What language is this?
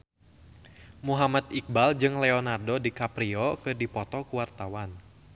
Sundanese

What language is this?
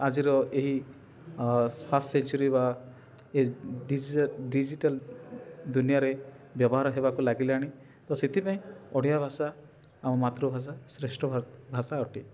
Odia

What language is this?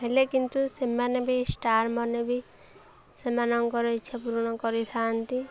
Odia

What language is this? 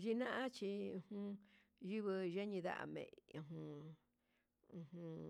Huitepec Mixtec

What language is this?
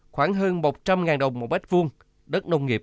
Vietnamese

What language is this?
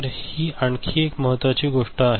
Marathi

